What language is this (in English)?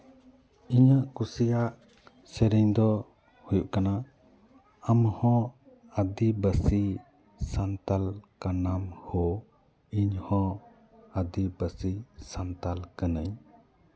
Santali